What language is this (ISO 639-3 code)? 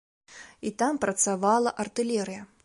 bel